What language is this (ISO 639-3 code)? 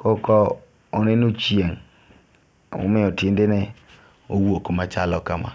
luo